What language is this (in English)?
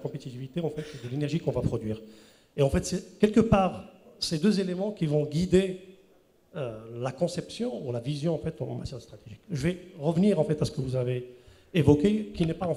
French